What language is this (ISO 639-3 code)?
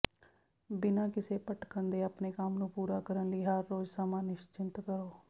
pan